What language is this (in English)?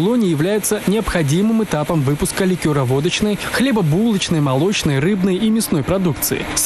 Russian